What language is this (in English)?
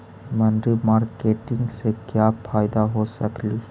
Magahi